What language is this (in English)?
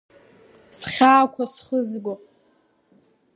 Abkhazian